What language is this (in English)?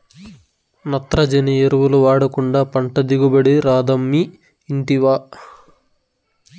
Telugu